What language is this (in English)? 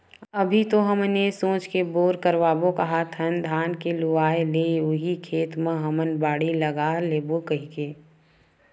Chhattisgarhi